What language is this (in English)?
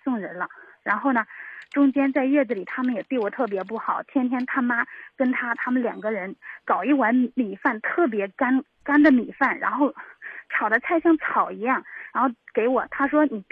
Chinese